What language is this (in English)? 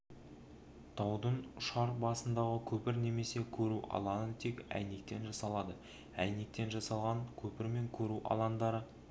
Kazakh